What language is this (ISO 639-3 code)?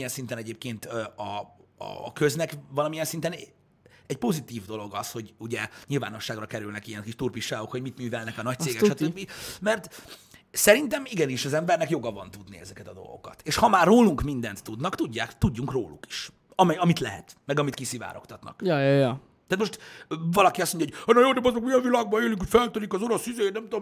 hun